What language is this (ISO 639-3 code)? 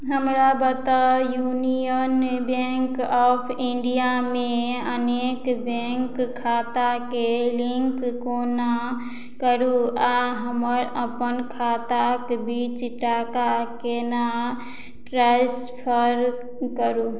mai